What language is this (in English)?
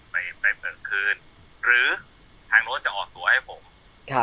Thai